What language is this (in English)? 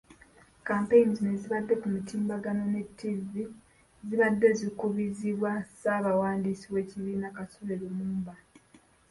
Ganda